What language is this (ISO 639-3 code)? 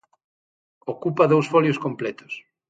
glg